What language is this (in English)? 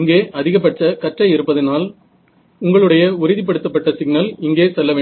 Tamil